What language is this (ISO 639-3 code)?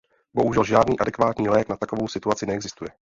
ces